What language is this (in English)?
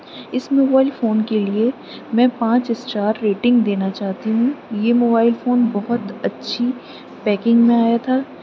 Urdu